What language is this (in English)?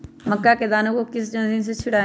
Magahi